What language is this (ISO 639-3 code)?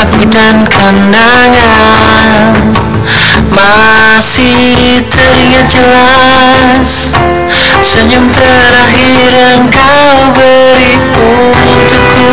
ind